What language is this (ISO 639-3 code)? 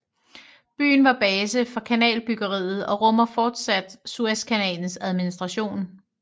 dan